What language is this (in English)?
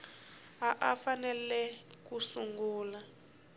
Tsonga